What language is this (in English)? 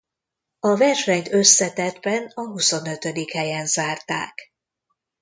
Hungarian